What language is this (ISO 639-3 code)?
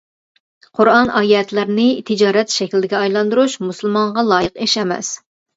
uig